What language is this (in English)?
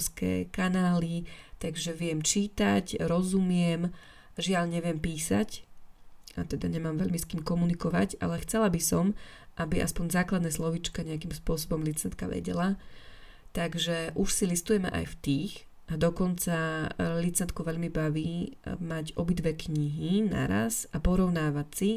Slovak